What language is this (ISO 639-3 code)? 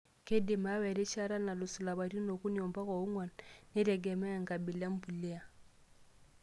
mas